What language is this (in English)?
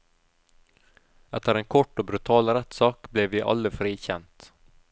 Norwegian